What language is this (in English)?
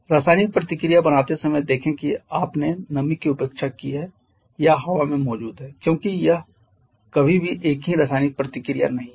Hindi